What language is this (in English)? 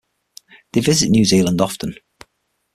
English